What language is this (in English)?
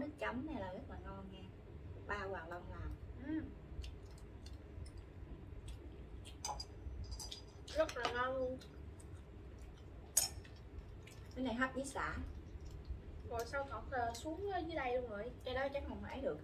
Vietnamese